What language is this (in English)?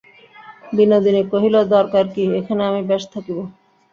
Bangla